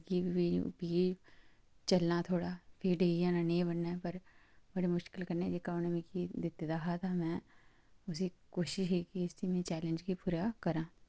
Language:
Dogri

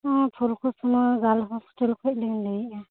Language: Santali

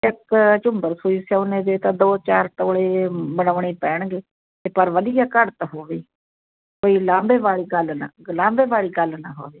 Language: Punjabi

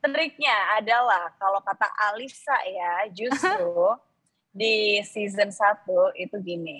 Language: Indonesian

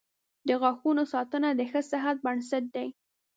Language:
Pashto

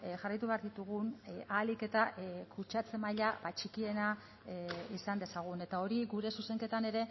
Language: Basque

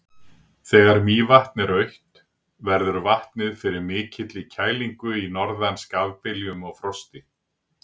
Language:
Icelandic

